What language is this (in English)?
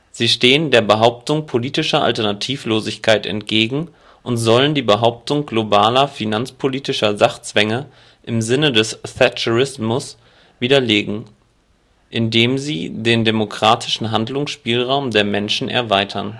German